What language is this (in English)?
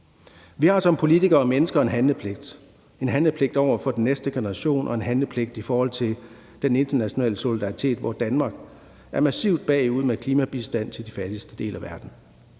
Danish